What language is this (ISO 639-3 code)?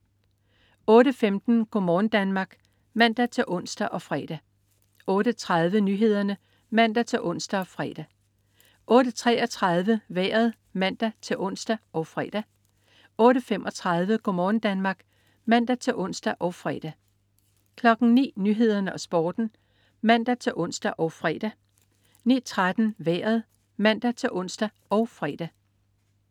dan